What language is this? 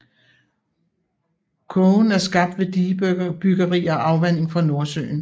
Danish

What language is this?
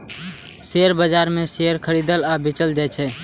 Maithili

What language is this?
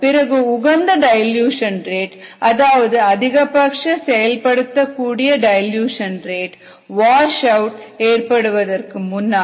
Tamil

